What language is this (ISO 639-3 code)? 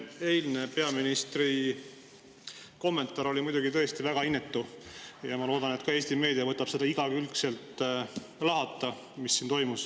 est